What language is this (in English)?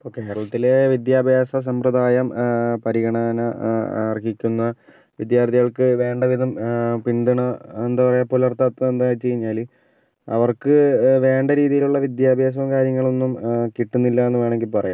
Malayalam